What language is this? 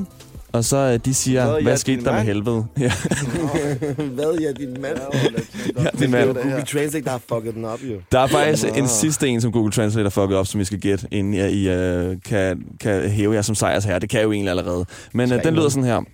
Danish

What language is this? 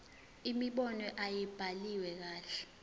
Zulu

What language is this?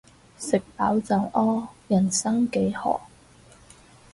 Cantonese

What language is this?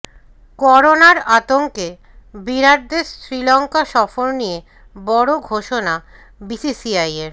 Bangla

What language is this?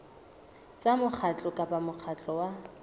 Southern Sotho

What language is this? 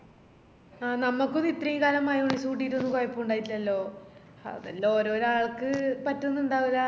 Malayalam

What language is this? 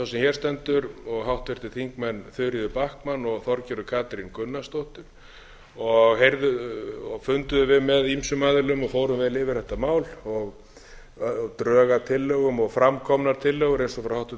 Icelandic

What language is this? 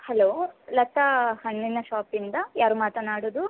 Kannada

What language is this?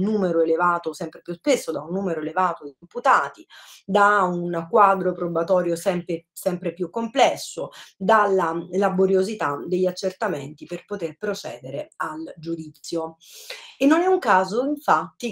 Italian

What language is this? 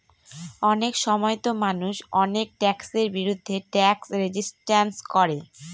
Bangla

